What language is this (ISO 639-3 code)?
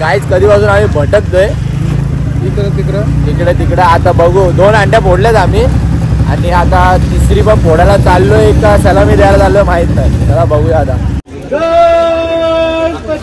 mar